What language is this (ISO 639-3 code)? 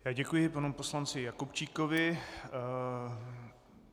ces